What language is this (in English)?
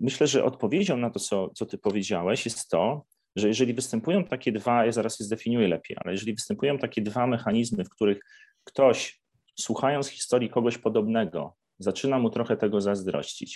Polish